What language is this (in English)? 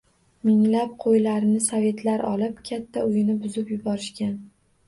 Uzbek